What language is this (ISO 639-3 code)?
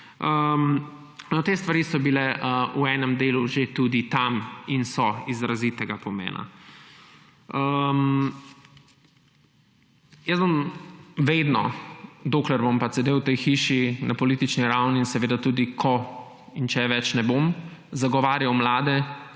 slv